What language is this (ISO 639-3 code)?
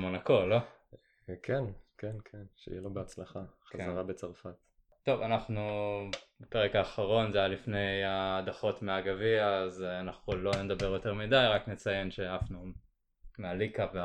heb